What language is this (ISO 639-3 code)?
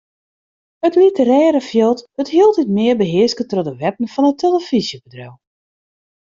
fry